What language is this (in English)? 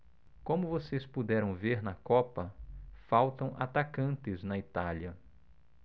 Portuguese